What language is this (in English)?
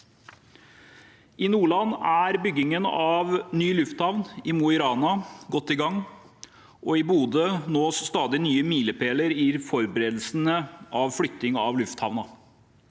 Norwegian